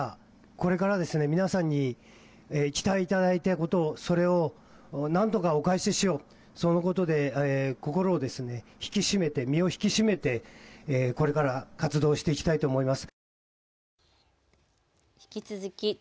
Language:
Japanese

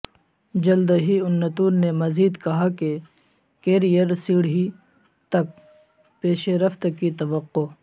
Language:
Urdu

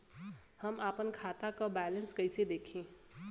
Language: Bhojpuri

